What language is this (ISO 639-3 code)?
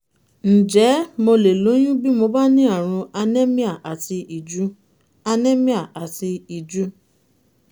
yor